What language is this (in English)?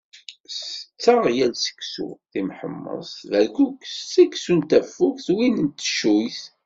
Kabyle